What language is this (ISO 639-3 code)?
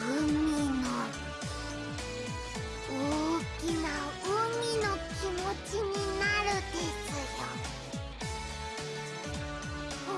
jpn